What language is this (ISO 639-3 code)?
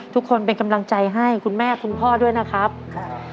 tha